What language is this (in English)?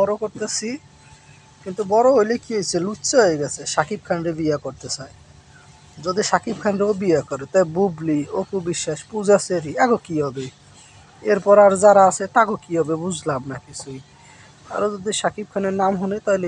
Arabic